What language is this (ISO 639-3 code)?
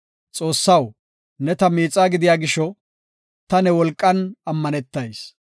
gof